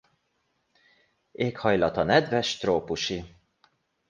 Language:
Hungarian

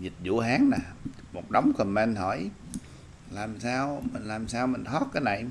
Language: Vietnamese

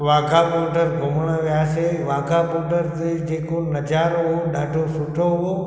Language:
Sindhi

